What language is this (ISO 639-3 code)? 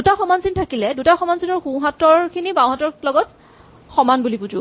asm